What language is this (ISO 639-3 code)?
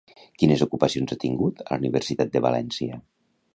cat